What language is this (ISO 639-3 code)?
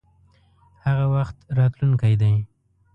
pus